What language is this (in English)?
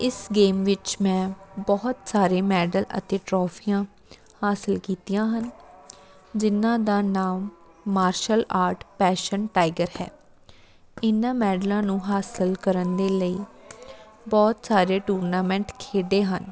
Punjabi